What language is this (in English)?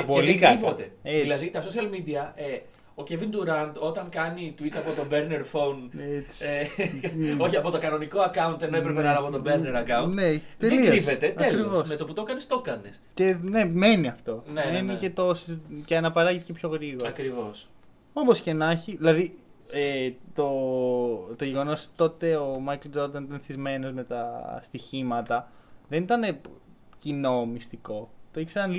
Greek